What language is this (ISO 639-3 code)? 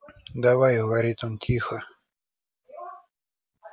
rus